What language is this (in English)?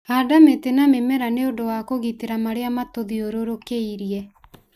Kikuyu